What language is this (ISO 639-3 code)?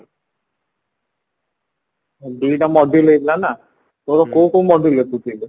ori